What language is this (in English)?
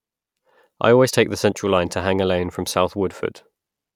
English